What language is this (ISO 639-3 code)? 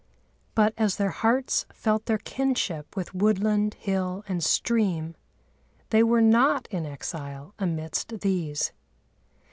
eng